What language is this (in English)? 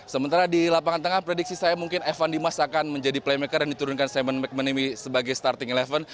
Indonesian